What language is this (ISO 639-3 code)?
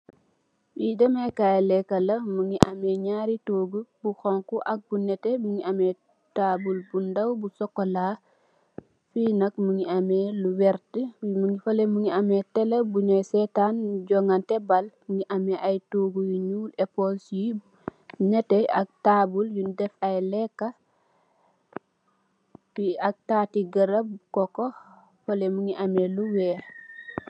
wol